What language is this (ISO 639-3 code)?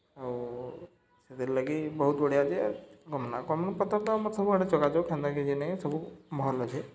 ori